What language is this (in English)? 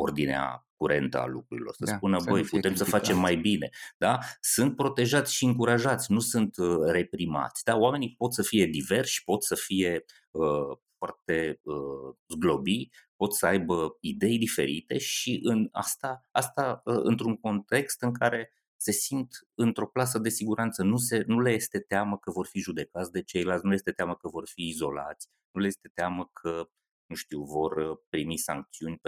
Romanian